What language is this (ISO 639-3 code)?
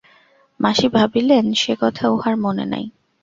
ben